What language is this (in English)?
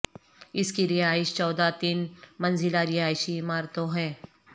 Urdu